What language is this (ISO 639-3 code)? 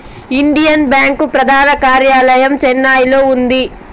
tel